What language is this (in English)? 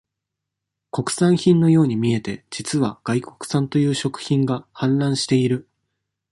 Japanese